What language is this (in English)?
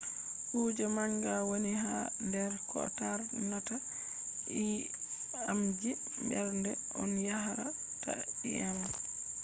Fula